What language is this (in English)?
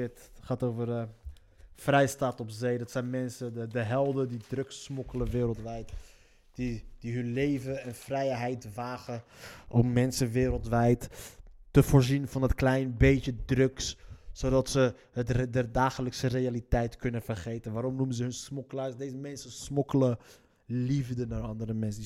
Dutch